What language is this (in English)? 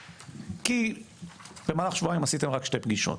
Hebrew